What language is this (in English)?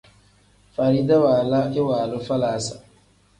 Tem